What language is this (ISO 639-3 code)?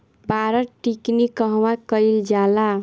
bho